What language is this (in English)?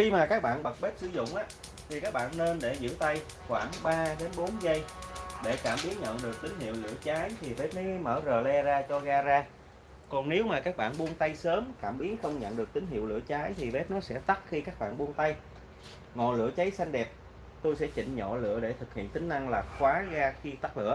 Vietnamese